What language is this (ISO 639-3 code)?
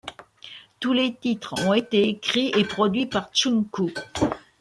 fra